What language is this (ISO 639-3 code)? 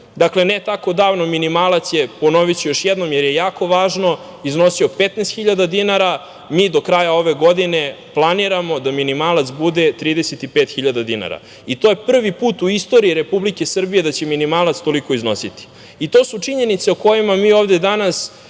srp